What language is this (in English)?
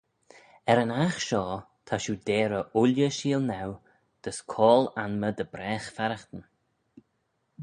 Manx